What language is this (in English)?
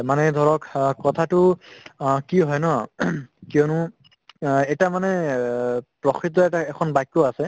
Assamese